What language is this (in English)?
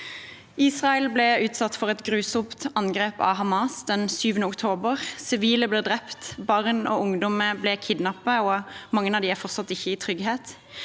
Norwegian